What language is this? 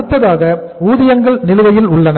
Tamil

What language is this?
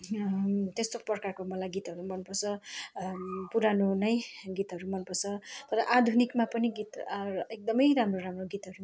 Nepali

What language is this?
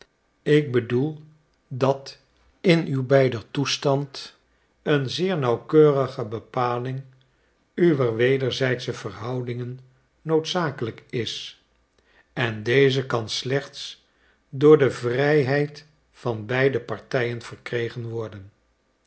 Dutch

